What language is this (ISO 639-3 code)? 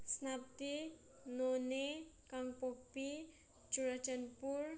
mni